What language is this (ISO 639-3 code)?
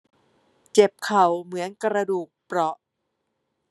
tha